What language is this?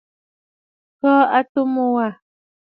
Bafut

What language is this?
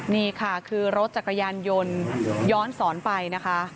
Thai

